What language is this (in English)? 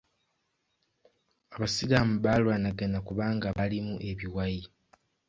Ganda